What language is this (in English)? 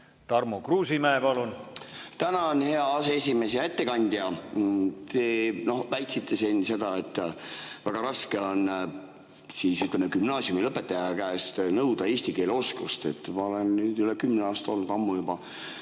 Estonian